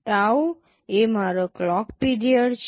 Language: Gujarati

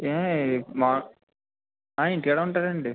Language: Telugu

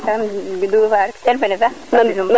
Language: Serer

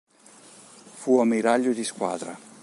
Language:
Italian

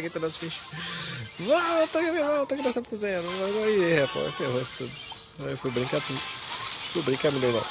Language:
Portuguese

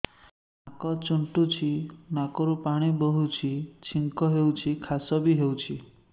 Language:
Odia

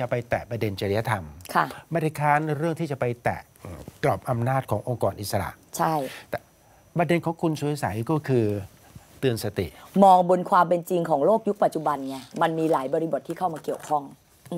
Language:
Thai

